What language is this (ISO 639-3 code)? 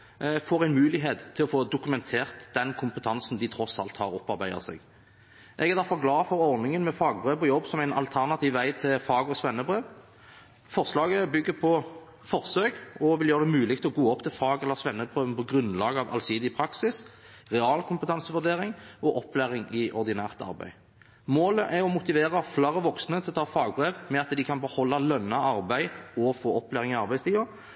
nob